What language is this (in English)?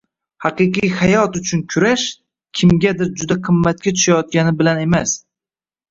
Uzbek